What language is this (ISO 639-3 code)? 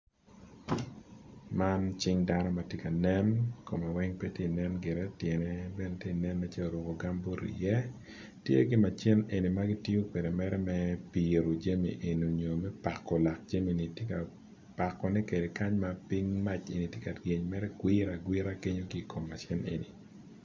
ach